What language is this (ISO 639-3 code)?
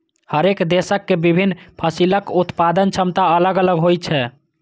mai